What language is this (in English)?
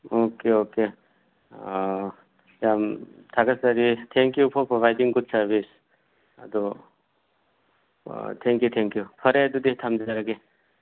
Manipuri